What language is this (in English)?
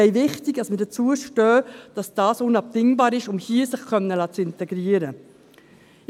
Swiss German